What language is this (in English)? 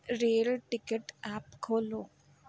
Punjabi